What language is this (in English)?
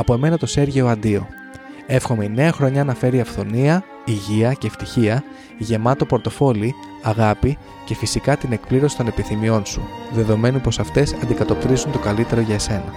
Greek